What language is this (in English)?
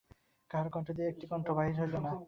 Bangla